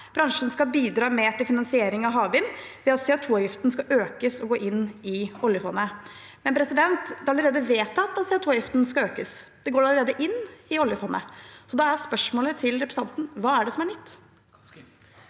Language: Norwegian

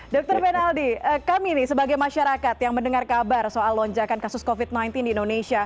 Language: Indonesian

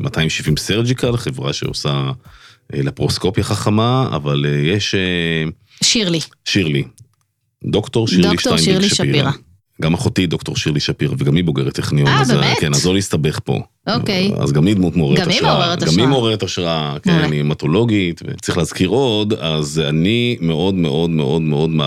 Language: Hebrew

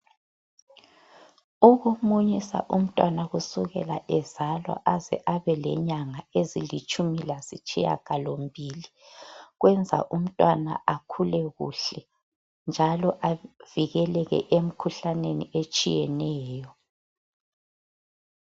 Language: North Ndebele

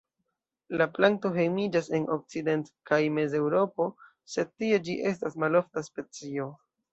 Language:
Esperanto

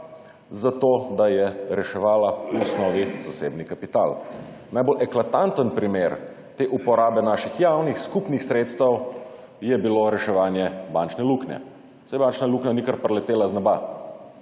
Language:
Slovenian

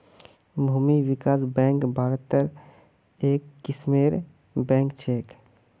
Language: Magahi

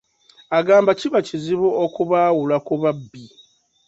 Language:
Ganda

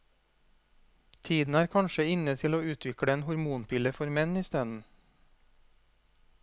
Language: Norwegian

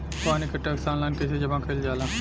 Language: Bhojpuri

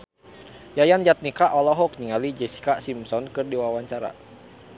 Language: Sundanese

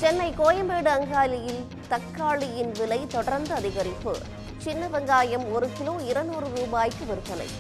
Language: Romanian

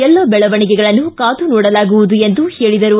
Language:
Kannada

